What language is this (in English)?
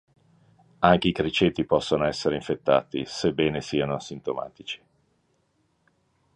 Italian